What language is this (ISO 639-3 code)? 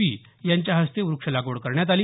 mar